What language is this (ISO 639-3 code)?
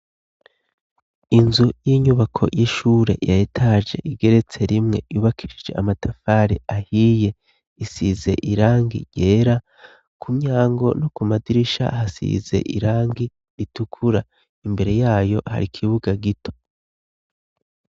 run